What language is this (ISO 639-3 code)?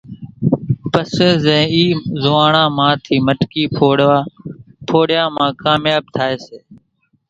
gjk